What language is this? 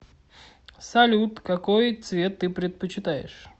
Russian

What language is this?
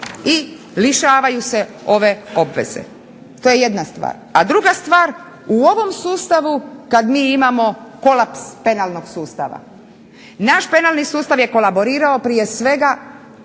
Croatian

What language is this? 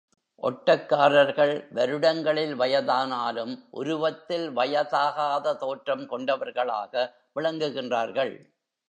Tamil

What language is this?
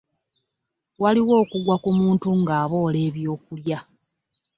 Ganda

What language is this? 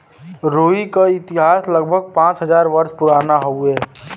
Bhojpuri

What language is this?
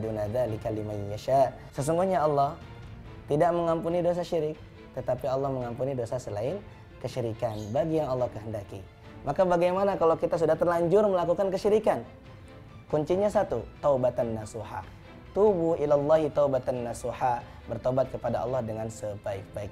Indonesian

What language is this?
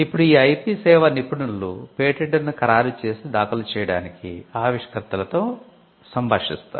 Telugu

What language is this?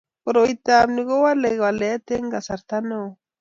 Kalenjin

